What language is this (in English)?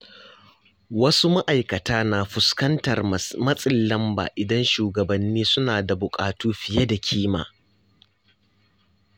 Hausa